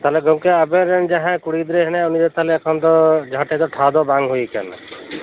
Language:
Santali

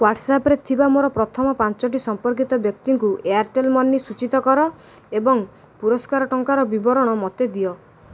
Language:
Odia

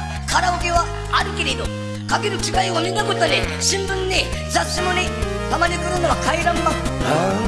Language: Japanese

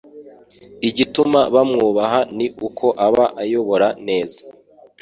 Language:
Kinyarwanda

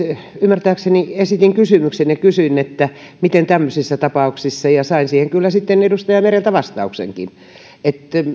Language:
Finnish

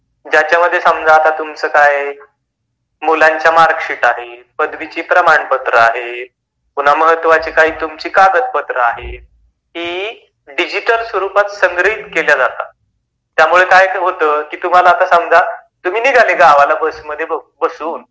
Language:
Marathi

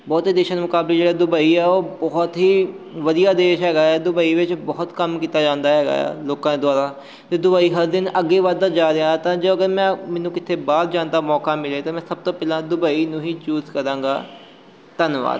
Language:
Punjabi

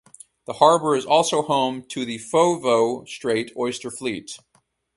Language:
English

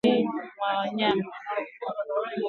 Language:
Swahili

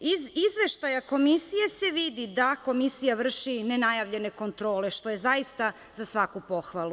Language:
Serbian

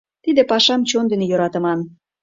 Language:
Mari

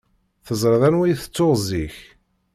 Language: Kabyle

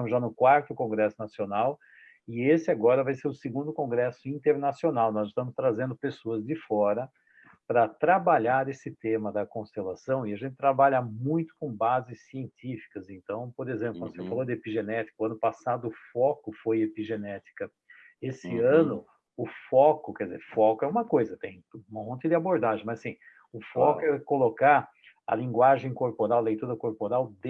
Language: Portuguese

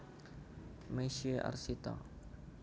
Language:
Javanese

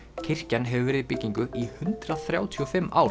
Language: Icelandic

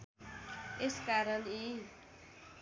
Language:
Nepali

